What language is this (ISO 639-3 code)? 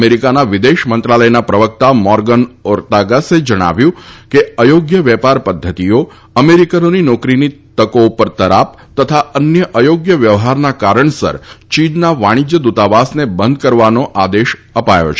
guj